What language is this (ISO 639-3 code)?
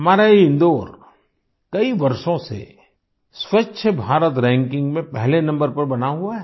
hin